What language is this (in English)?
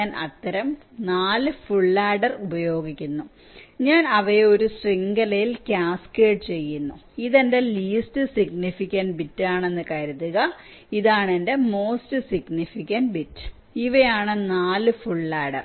Malayalam